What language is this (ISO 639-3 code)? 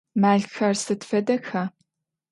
ady